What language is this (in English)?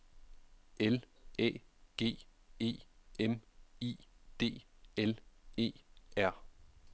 Danish